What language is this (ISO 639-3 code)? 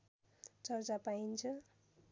nep